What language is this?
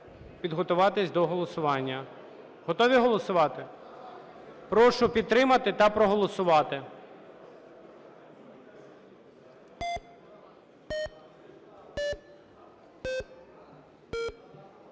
Ukrainian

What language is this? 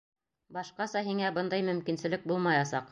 Bashkir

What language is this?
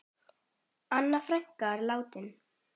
Icelandic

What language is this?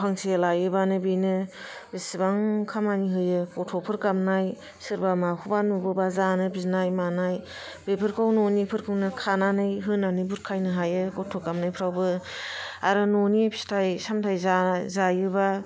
Bodo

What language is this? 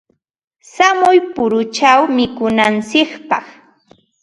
Ambo-Pasco Quechua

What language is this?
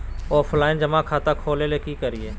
Magahi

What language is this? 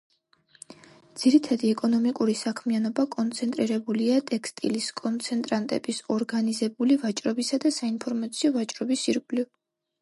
Georgian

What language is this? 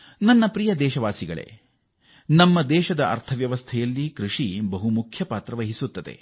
Kannada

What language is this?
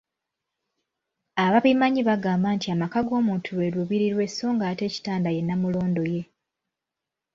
Ganda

